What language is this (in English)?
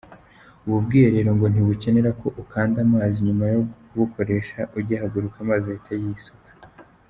Kinyarwanda